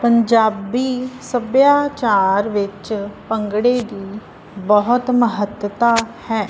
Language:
Punjabi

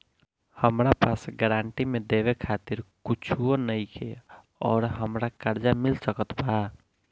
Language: Bhojpuri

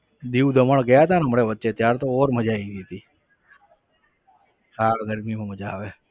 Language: Gujarati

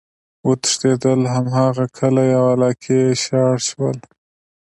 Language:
Pashto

